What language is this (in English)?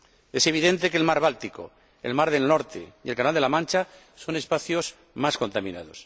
Spanish